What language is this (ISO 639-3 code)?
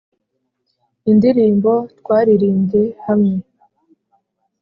kin